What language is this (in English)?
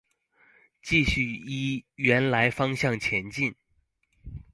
Chinese